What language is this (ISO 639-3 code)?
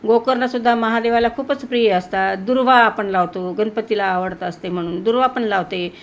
mar